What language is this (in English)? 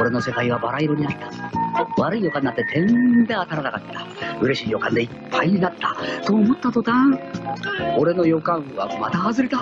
Japanese